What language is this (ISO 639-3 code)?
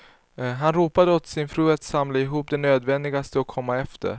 swe